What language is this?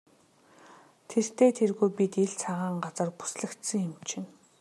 Mongolian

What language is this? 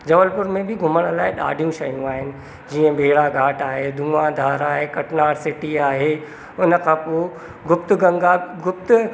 Sindhi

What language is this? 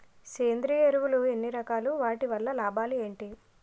Telugu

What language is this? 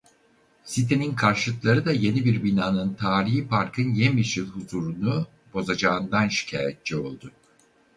Turkish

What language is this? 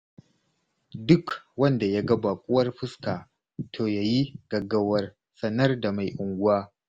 Hausa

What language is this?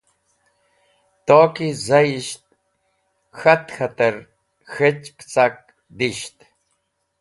Wakhi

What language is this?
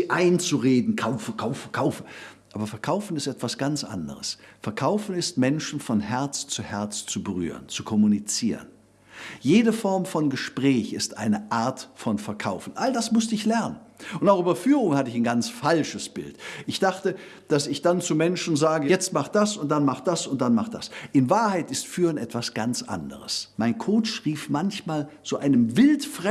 German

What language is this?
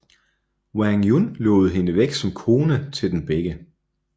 Danish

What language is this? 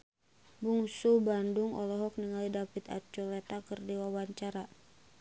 Sundanese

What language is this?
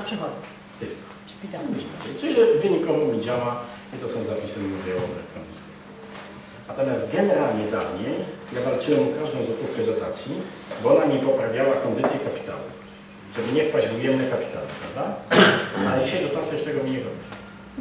Polish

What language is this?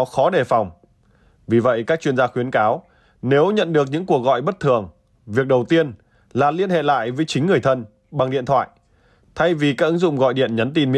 Vietnamese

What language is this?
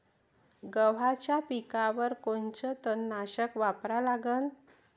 Marathi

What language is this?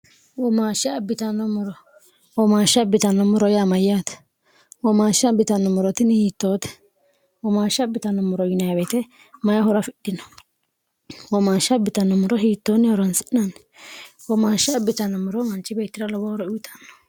Sidamo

